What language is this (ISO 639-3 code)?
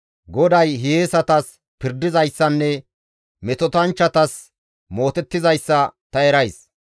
gmv